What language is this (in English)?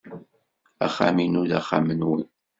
Kabyle